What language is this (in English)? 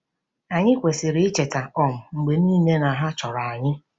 Igbo